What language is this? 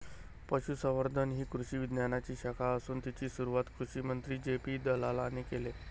Marathi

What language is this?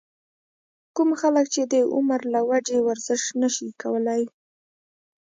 Pashto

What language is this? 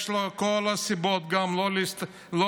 Hebrew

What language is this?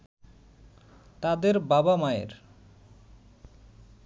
Bangla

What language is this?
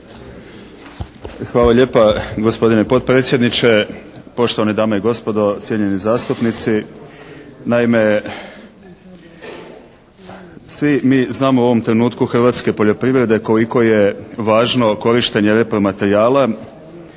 Croatian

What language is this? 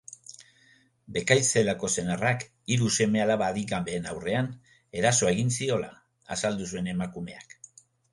Basque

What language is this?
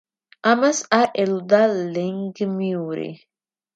Georgian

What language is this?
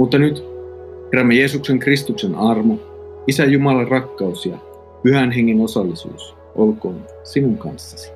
Finnish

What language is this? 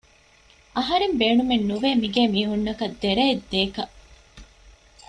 Divehi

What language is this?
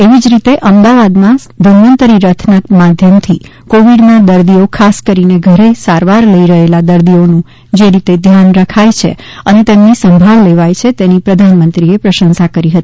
Gujarati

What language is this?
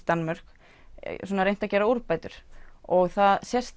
Icelandic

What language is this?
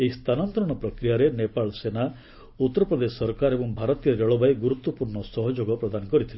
Odia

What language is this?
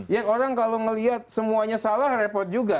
Indonesian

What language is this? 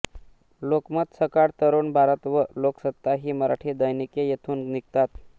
Marathi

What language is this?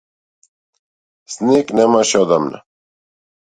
Macedonian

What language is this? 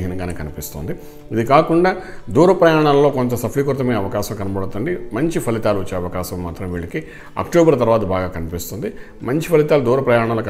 Portuguese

